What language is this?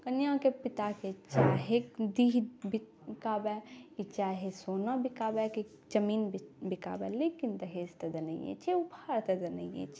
Maithili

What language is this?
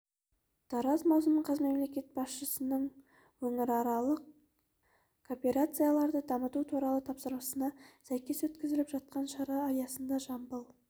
Kazakh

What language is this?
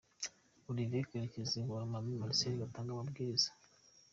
Kinyarwanda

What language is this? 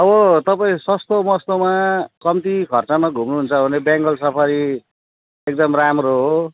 Nepali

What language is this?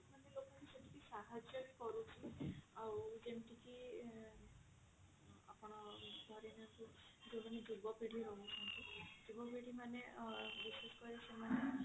Odia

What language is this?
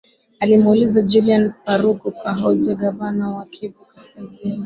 Swahili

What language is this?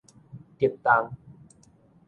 Min Nan Chinese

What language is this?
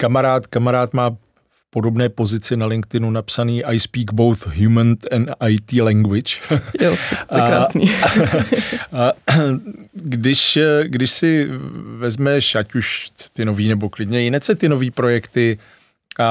Czech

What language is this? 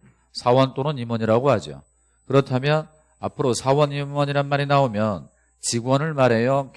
Korean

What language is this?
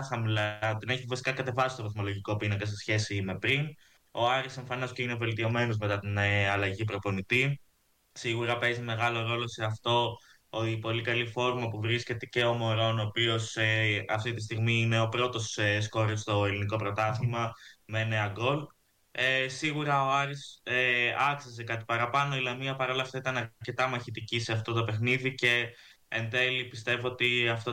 Greek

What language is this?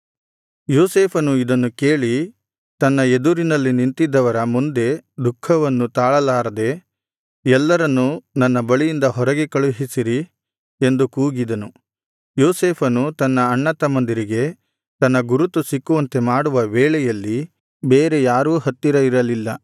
Kannada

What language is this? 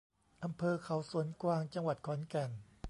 Thai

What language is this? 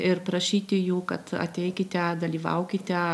Lithuanian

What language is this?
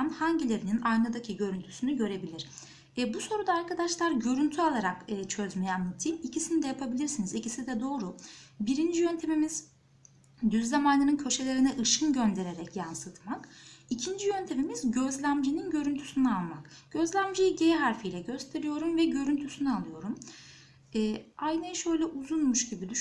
Turkish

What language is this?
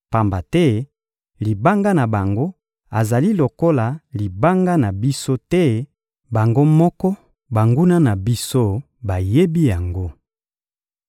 Lingala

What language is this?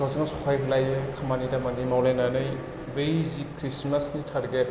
Bodo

